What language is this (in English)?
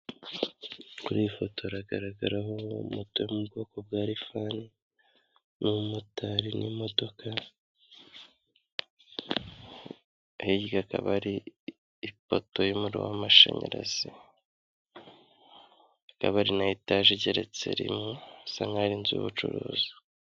Kinyarwanda